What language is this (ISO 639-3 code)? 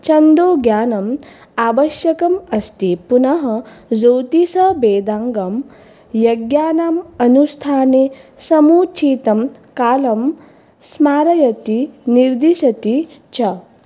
san